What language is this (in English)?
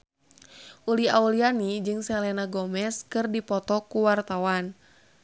Sundanese